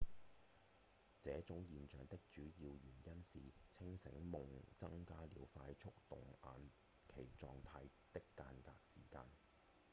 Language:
Cantonese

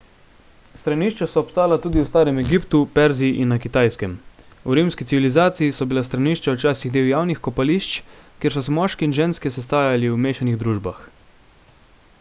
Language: Slovenian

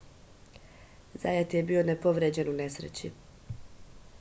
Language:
Serbian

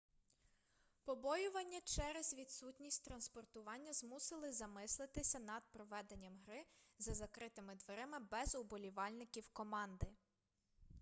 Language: Ukrainian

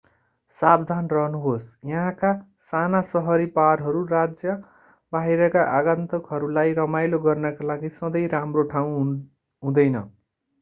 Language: Nepali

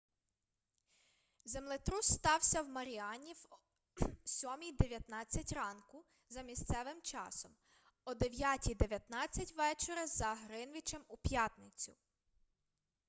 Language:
Ukrainian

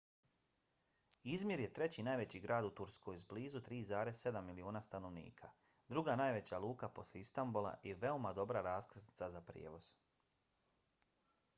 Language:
Bosnian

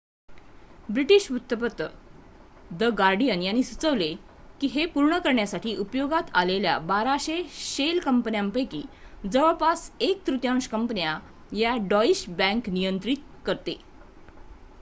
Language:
Marathi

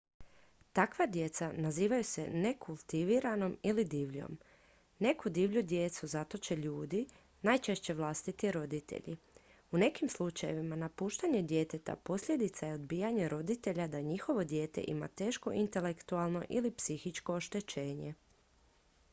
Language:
Croatian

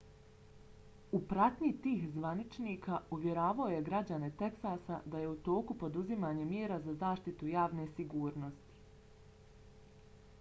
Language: Bosnian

